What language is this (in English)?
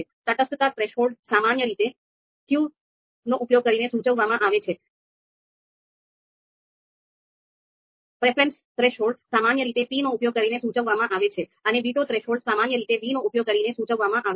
Gujarati